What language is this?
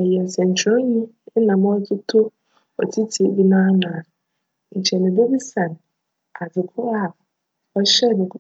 Akan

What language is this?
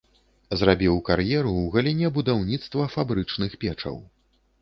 Belarusian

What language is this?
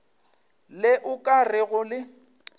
Northern Sotho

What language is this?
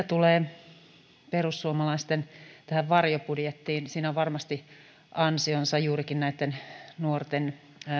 Finnish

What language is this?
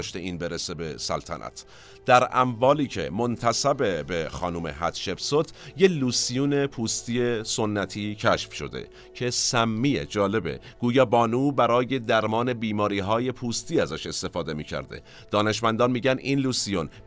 Persian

